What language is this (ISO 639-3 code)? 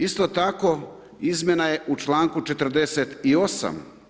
hrv